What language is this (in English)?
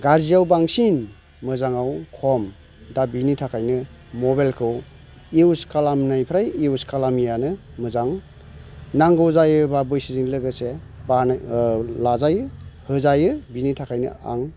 Bodo